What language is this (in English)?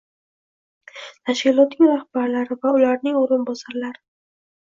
Uzbek